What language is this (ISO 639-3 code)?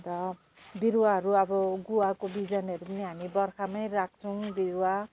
nep